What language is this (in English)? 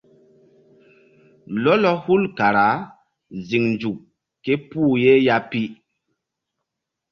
Mbum